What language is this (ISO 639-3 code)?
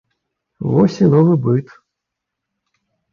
bel